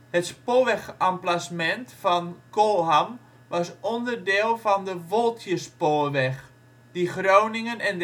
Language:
Dutch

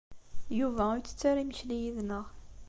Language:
Kabyle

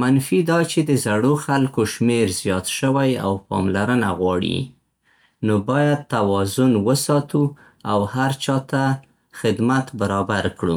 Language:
Central Pashto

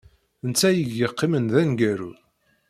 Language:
Kabyle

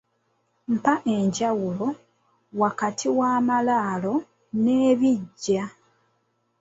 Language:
Ganda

